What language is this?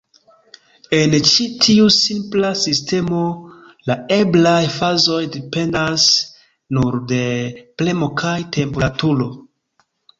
Esperanto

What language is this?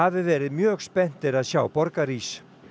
Icelandic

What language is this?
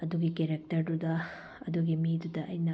Manipuri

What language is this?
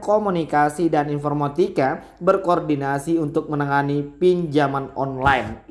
Indonesian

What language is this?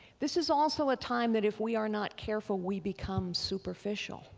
English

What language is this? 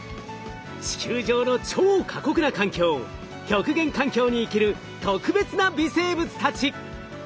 Japanese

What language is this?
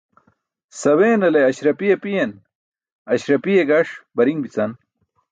Burushaski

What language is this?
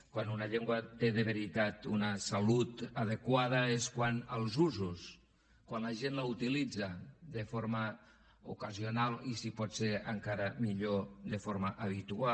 Catalan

